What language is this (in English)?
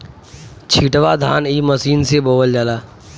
Bhojpuri